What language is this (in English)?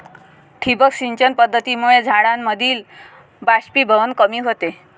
Marathi